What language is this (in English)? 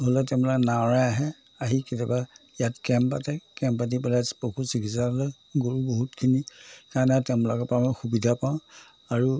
Assamese